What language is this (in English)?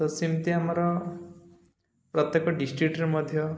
Odia